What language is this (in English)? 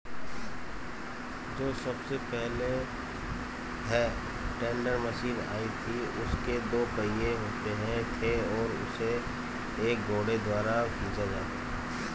Hindi